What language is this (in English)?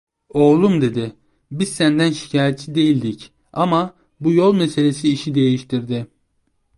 Turkish